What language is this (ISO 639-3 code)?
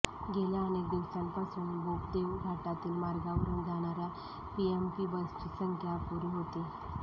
mar